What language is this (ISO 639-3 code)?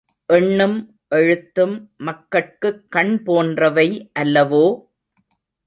tam